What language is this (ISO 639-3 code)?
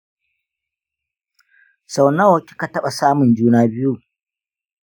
hau